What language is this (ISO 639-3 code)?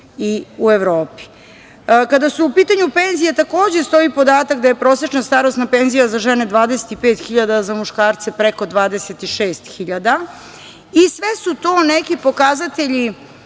srp